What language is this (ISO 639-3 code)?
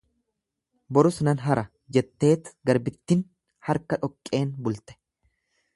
orm